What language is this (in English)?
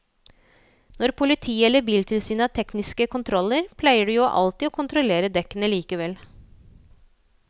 Norwegian